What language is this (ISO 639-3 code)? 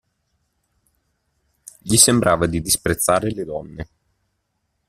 ita